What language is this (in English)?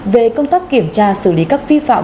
Vietnamese